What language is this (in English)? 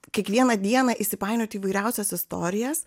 Lithuanian